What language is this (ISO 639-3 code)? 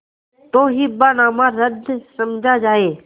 hin